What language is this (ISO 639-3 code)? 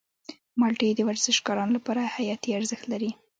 pus